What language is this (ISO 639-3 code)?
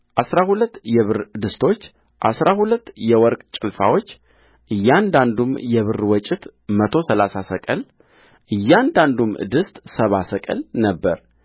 amh